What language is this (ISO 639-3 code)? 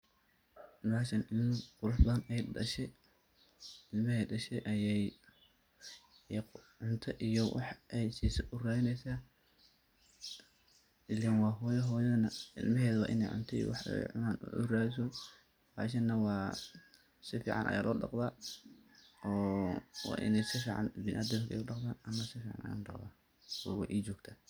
som